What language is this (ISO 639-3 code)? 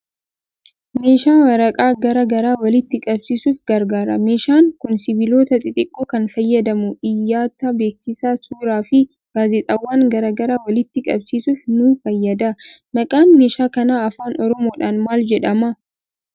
orm